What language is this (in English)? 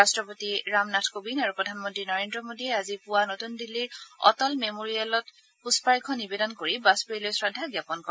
Assamese